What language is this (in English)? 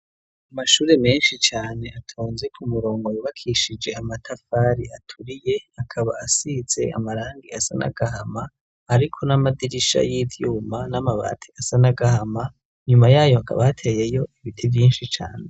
Rundi